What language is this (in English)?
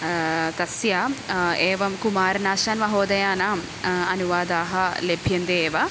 Sanskrit